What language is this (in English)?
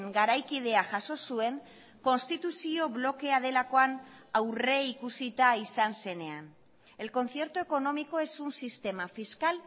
Basque